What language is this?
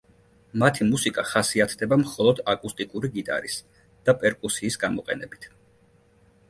Georgian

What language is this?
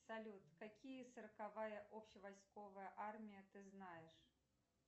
Russian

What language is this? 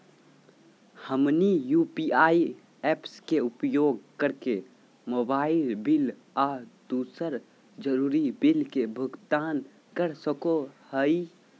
Magahi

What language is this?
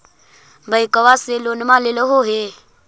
Magahi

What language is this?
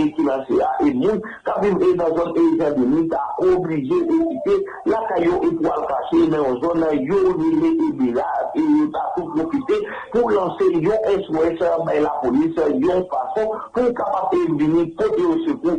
French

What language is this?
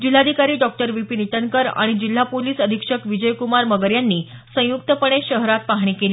Marathi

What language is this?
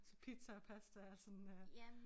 Danish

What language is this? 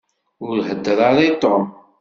Kabyle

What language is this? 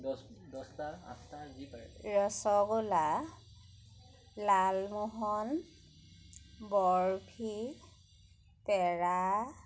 Assamese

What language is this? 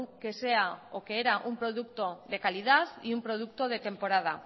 Spanish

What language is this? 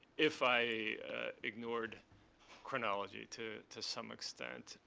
English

